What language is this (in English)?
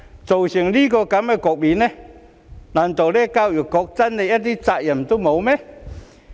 Cantonese